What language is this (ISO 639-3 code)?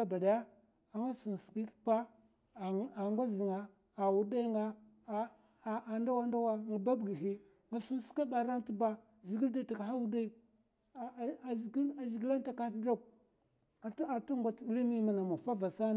maf